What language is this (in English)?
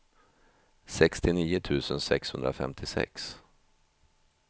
Swedish